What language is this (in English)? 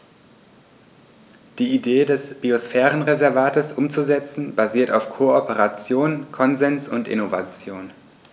German